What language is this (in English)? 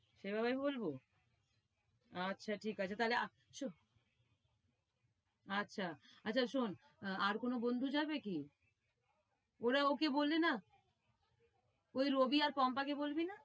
Bangla